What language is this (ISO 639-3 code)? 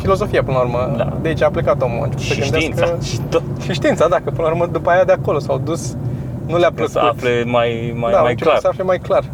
ron